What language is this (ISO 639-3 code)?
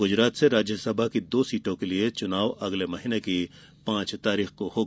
hin